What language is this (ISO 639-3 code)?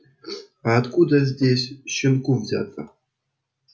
rus